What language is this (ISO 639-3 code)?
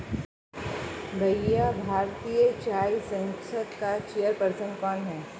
hin